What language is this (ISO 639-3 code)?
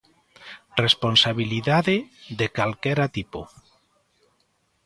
glg